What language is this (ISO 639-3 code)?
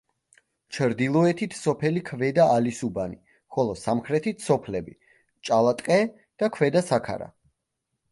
kat